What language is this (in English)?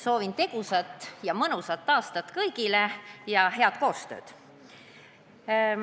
Estonian